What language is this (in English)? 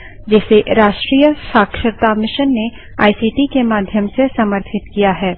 Hindi